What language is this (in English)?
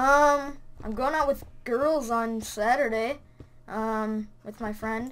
English